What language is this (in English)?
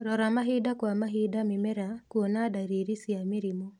Kikuyu